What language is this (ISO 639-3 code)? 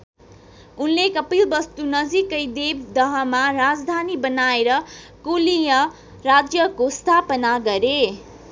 nep